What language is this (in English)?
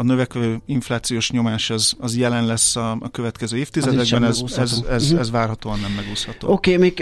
Hungarian